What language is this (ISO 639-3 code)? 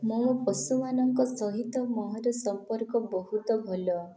ori